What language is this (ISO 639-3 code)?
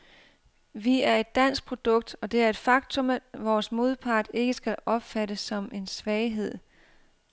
dan